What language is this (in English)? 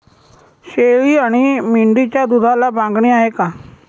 Marathi